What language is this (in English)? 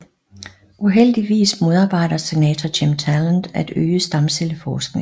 Danish